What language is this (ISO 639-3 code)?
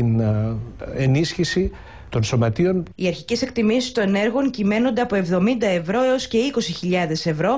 ell